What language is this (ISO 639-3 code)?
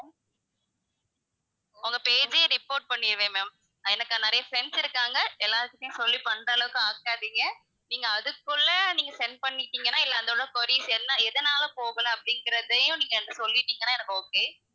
tam